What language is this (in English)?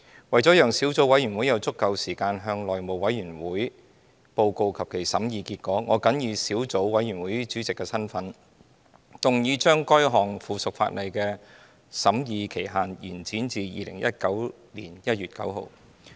Cantonese